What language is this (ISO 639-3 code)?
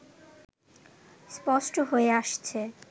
ben